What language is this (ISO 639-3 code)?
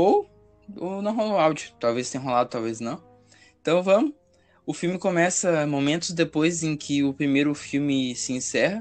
por